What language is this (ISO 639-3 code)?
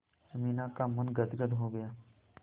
hin